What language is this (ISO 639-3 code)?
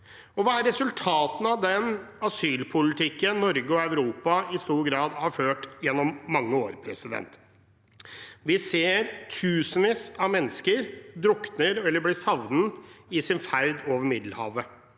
nor